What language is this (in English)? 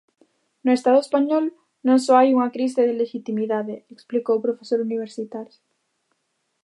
Galician